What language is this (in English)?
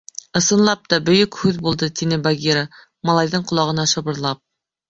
Bashkir